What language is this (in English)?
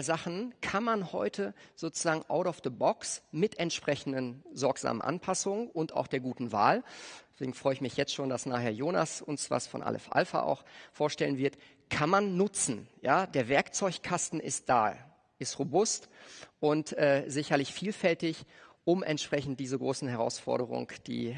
German